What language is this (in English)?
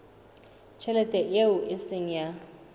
Southern Sotho